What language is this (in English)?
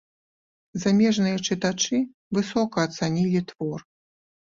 Belarusian